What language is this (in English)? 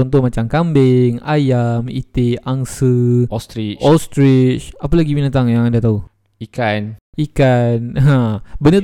Malay